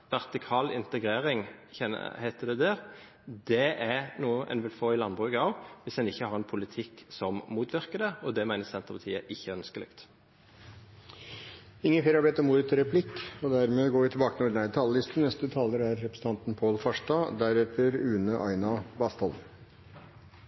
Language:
Norwegian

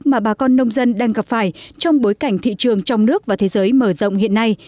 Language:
Vietnamese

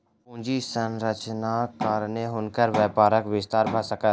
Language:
Maithili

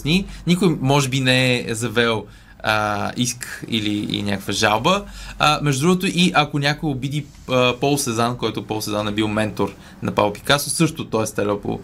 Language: Bulgarian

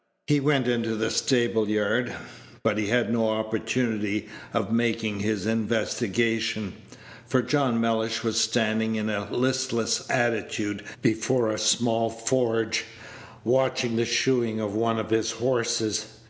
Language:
English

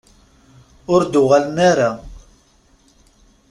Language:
Kabyle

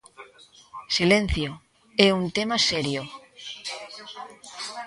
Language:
Galician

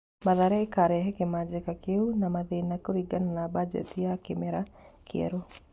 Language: Kikuyu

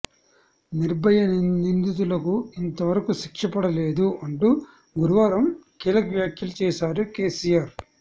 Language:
Telugu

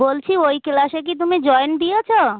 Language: Bangla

